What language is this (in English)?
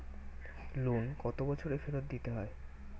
Bangla